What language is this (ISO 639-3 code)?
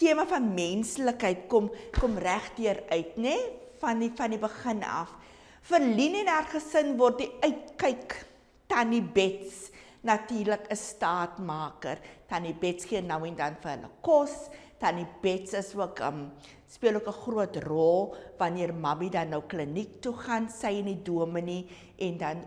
nld